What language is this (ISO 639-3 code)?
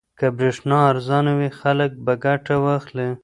pus